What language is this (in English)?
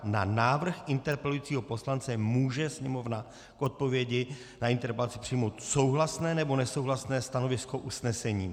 Czech